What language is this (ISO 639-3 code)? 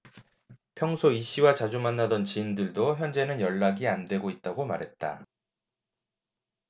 kor